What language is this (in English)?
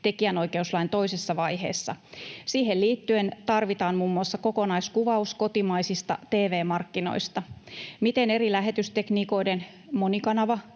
Finnish